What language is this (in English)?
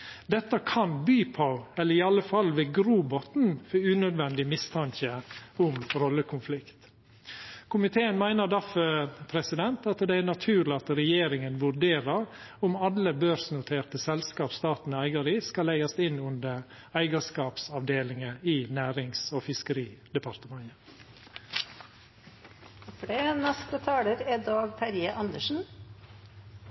Norwegian